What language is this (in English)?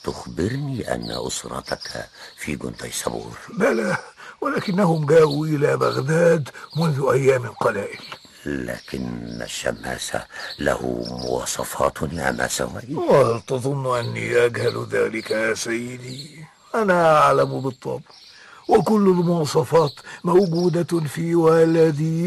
Arabic